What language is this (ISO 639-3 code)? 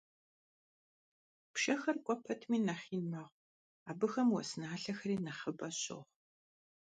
kbd